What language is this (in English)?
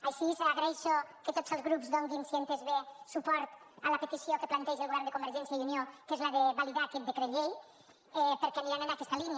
Catalan